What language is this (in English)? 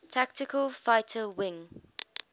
English